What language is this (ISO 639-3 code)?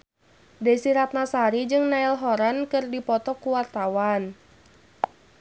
sun